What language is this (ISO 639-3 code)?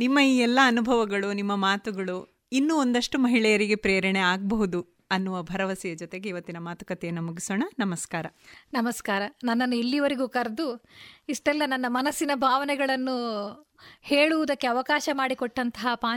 kan